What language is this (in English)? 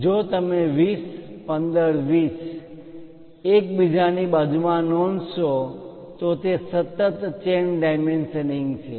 Gujarati